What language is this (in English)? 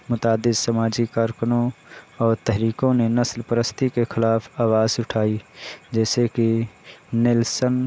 Urdu